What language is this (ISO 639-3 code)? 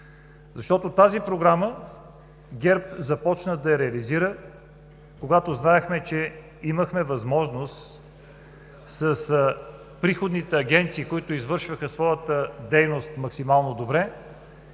bul